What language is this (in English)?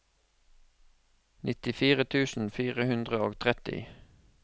Norwegian